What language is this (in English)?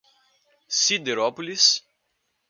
Portuguese